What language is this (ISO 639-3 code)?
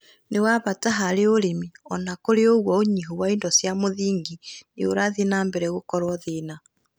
kik